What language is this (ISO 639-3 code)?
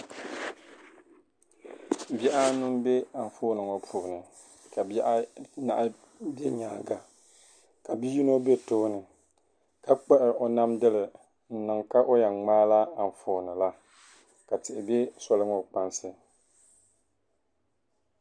dag